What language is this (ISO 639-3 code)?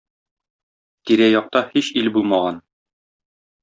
tat